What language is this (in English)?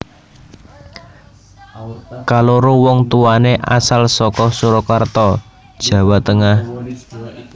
Javanese